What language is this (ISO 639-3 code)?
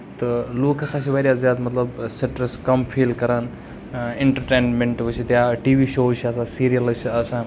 kas